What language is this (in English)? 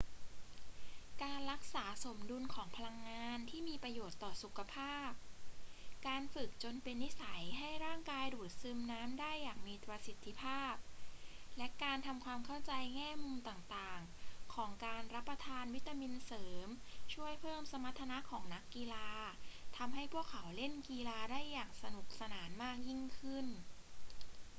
Thai